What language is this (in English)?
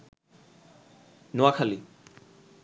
Bangla